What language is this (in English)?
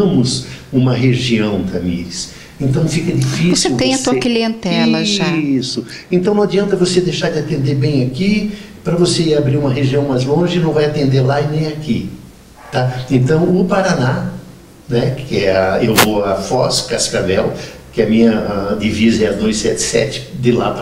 Portuguese